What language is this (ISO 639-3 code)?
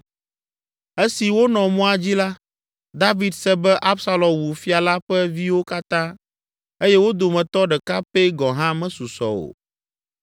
ewe